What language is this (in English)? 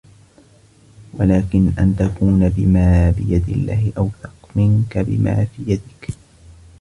Arabic